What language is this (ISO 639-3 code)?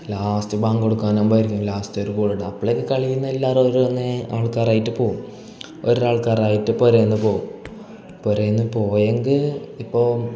mal